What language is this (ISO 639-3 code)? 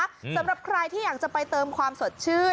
tha